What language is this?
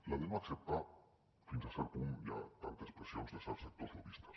Catalan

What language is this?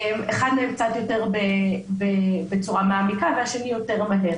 Hebrew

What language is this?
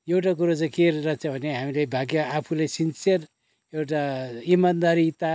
Nepali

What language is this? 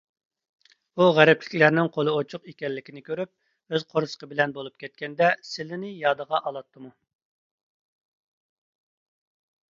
Uyghur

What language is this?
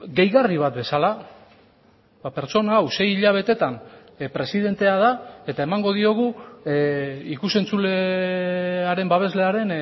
Basque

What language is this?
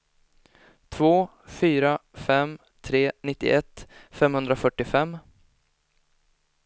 Swedish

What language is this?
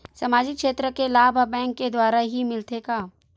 Chhattisgarhi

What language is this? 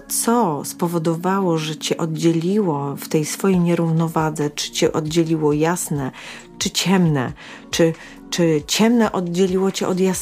Polish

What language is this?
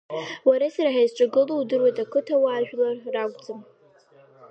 Abkhazian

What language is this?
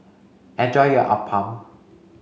English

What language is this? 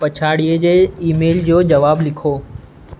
Sindhi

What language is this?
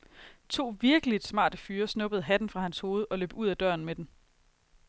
Danish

